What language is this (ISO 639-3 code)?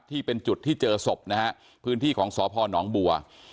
tha